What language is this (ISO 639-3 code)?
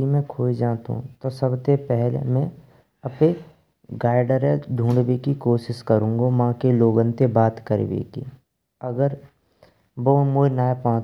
bra